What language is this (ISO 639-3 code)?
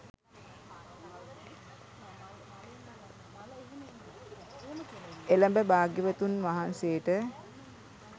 sin